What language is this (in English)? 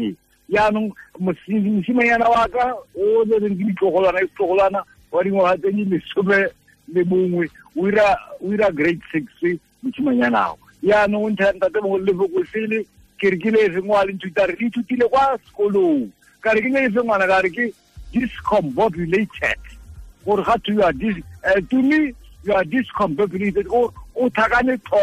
Filipino